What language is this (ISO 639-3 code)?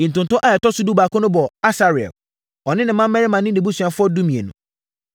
aka